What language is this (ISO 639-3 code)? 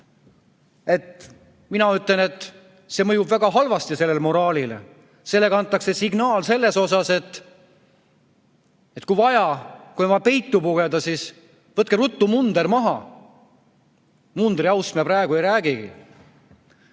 est